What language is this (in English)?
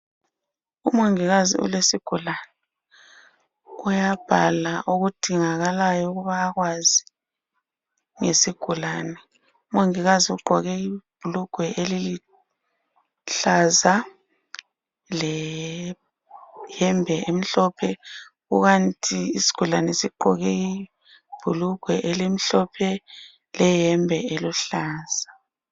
North Ndebele